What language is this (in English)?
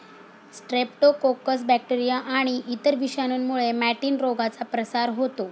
Marathi